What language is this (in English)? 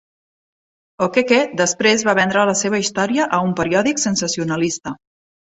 Catalan